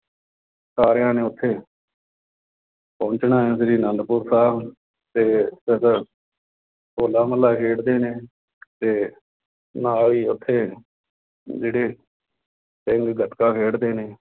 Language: Punjabi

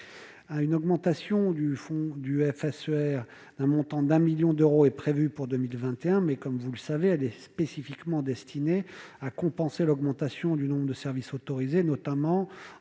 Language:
French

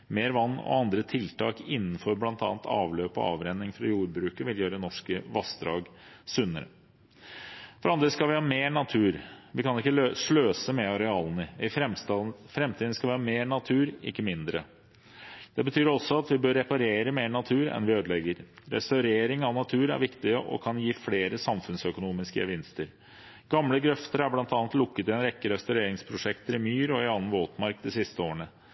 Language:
Norwegian Bokmål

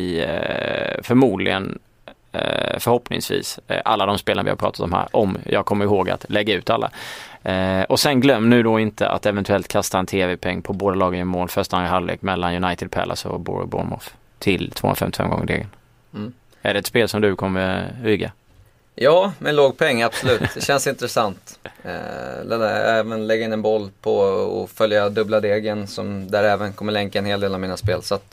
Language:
Swedish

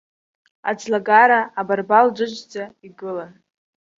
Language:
Abkhazian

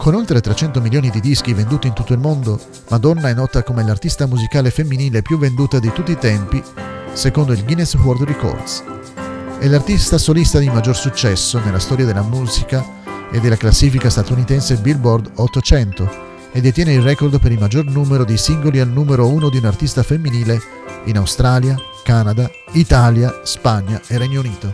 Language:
Italian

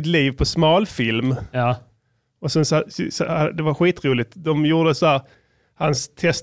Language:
Swedish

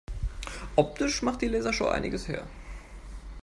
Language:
German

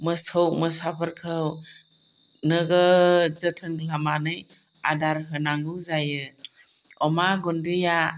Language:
Bodo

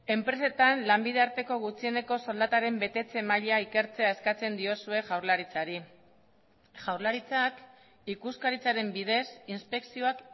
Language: Basque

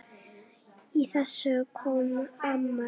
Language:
Icelandic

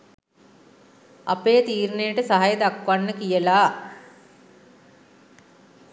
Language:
Sinhala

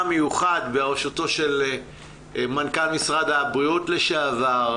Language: Hebrew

